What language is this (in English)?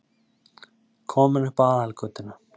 Icelandic